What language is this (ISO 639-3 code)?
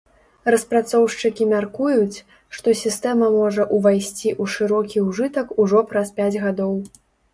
bel